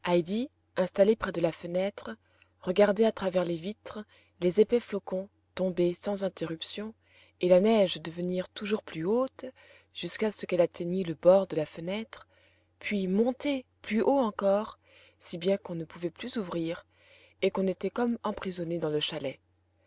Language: French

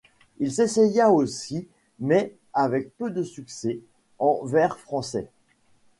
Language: French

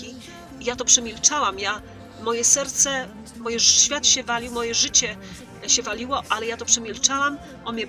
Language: Polish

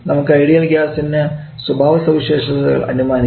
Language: Malayalam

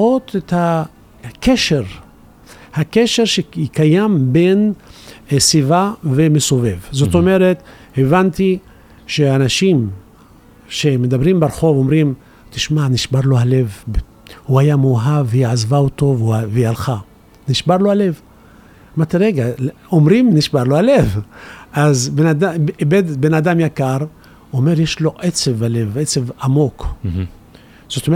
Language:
Hebrew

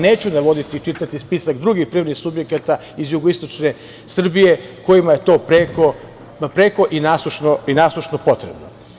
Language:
Serbian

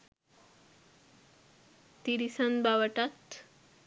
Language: Sinhala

